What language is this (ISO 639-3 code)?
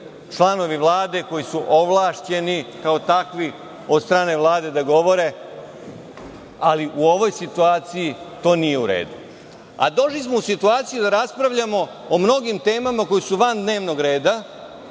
srp